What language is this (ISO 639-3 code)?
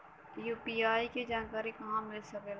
bho